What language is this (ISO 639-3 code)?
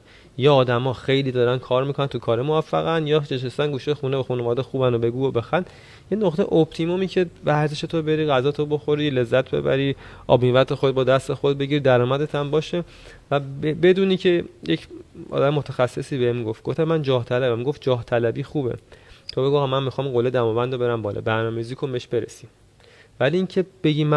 fas